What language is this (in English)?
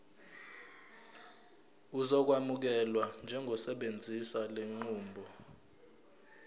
Zulu